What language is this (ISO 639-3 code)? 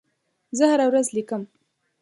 pus